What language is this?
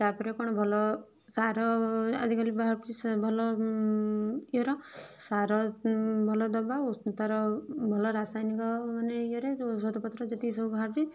Odia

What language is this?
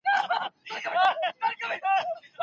Pashto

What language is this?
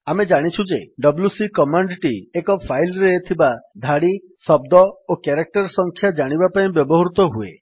Odia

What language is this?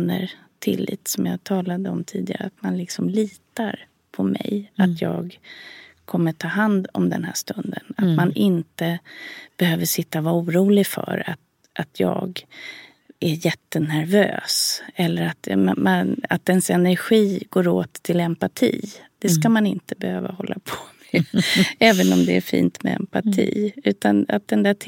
Swedish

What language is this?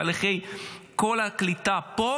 Hebrew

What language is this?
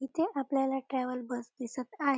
Marathi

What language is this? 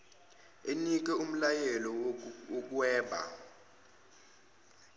Zulu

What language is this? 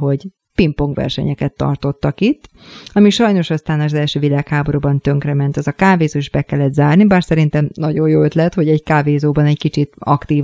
Hungarian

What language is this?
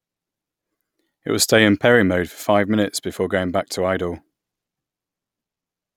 English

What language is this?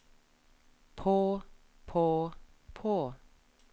Norwegian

